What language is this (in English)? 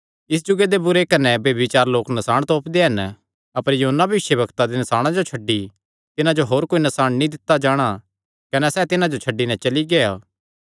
Kangri